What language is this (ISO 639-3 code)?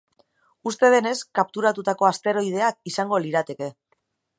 eus